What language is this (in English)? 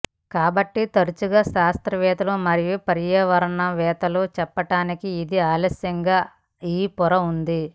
Telugu